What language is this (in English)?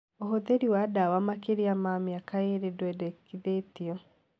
Kikuyu